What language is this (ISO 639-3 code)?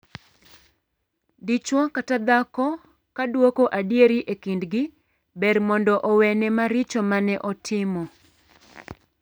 luo